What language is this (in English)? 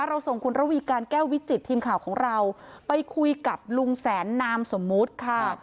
Thai